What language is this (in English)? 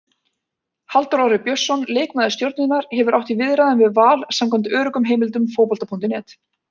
Icelandic